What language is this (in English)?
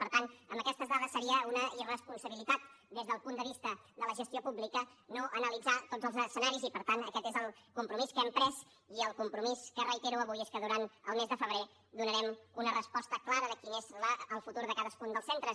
Catalan